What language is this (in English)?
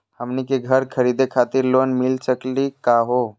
Magahi